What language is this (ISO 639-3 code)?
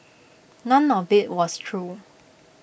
eng